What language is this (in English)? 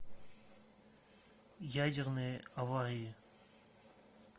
Russian